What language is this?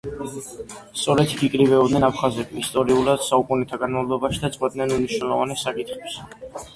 Georgian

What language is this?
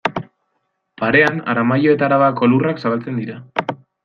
Basque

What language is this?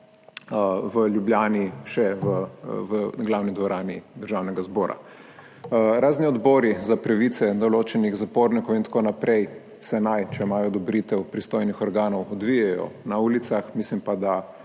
Slovenian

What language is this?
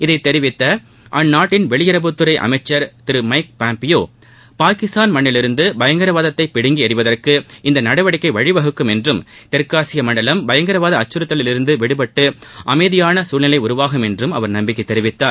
Tamil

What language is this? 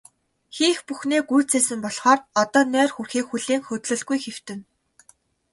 Mongolian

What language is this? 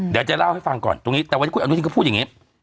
Thai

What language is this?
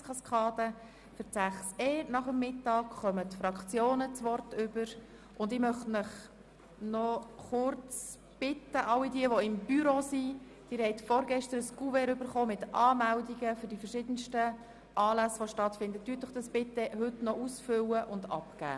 Swiss German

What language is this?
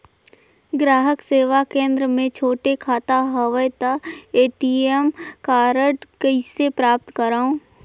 Chhattisgarhi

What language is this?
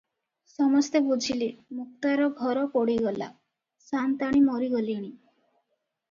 Odia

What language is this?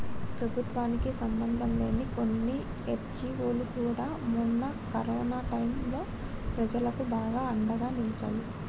Telugu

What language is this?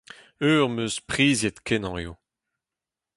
Breton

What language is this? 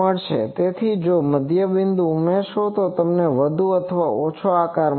Gujarati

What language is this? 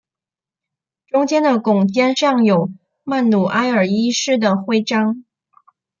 Chinese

